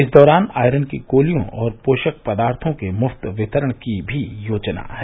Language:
Hindi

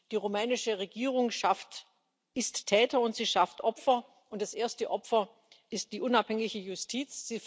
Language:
German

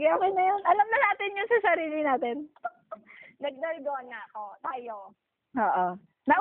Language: Filipino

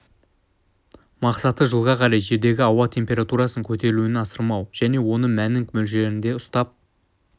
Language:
Kazakh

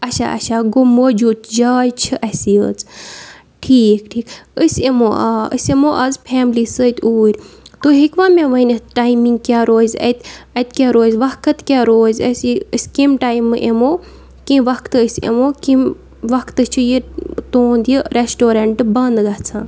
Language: Kashmiri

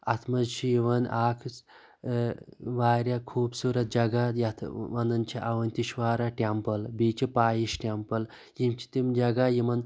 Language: Kashmiri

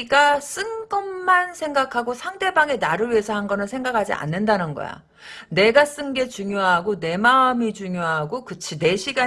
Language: Korean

